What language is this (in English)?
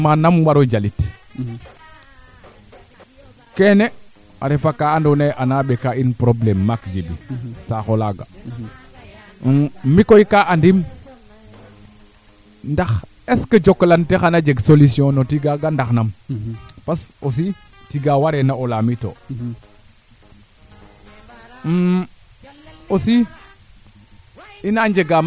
Serer